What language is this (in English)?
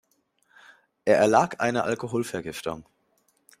German